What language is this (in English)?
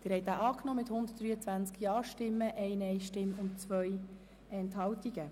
Swiss German